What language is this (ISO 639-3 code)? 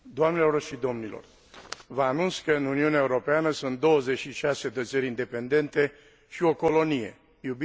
ron